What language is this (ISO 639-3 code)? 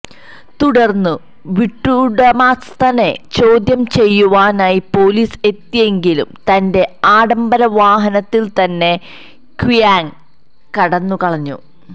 mal